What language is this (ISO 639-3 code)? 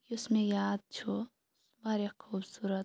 kas